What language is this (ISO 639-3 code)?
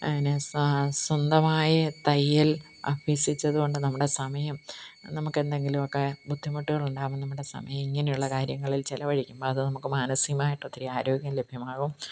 mal